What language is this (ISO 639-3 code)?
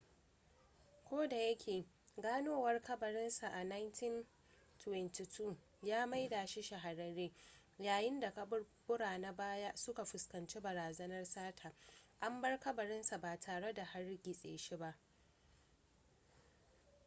hau